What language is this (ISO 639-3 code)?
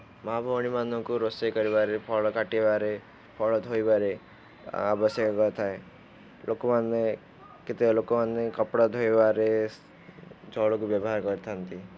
ori